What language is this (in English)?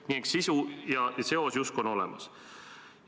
Estonian